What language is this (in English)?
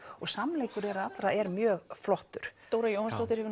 Icelandic